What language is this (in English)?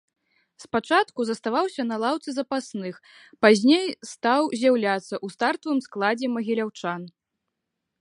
Belarusian